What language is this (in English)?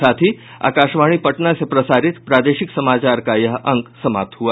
Hindi